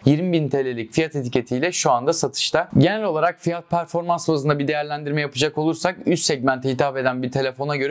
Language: Turkish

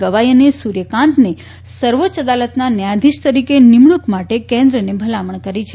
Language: Gujarati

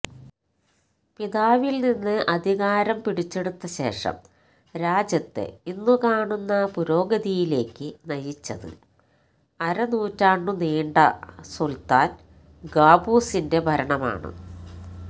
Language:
Malayalam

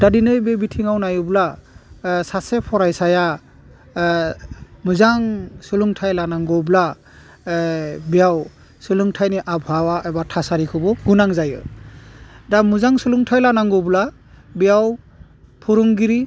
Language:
Bodo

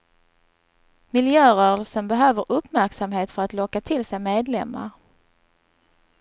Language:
Swedish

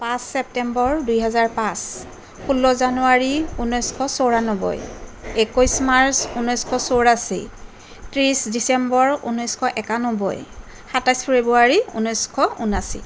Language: Assamese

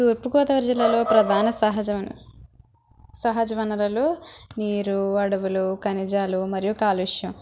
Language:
Telugu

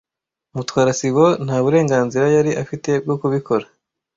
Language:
Kinyarwanda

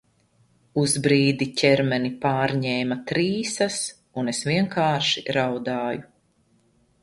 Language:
Latvian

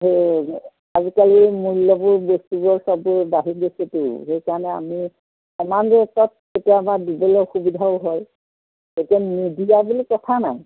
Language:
Assamese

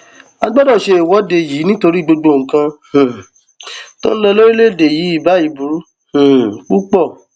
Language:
Yoruba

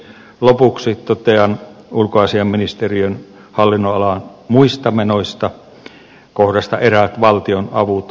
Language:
Finnish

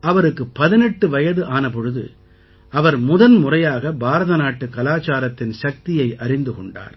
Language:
Tamil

